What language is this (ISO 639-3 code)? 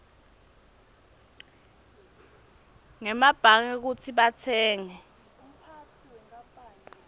ssw